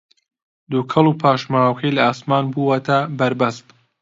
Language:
Central Kurdish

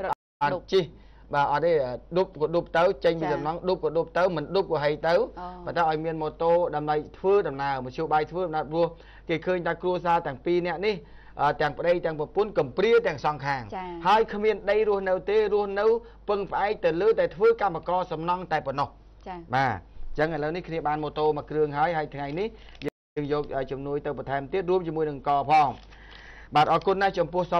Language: Thai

